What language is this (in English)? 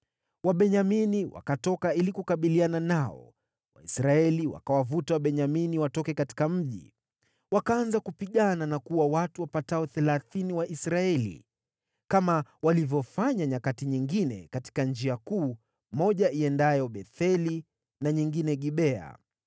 Swahili